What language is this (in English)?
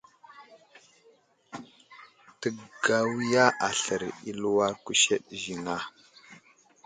Wuzlam